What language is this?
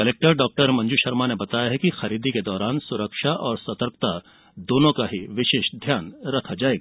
Hindi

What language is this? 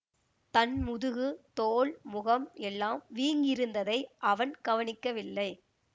Tamil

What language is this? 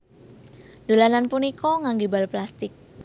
Javanese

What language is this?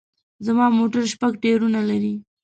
Pashto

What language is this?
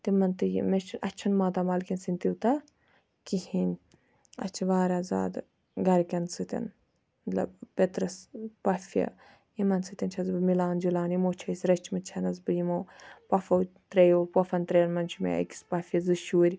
Kashmiri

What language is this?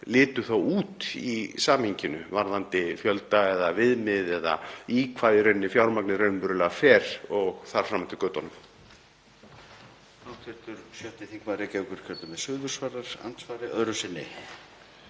Icelandic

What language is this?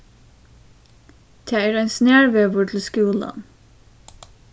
Faroese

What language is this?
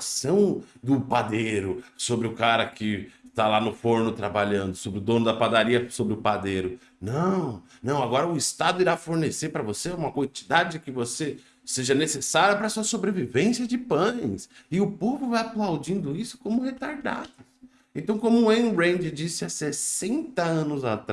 Portuguese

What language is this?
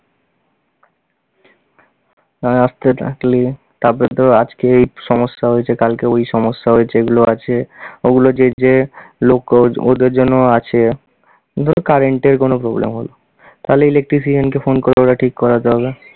Bangla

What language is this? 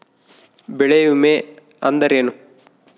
Kannada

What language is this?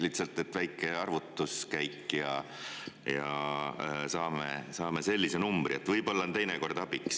Estonian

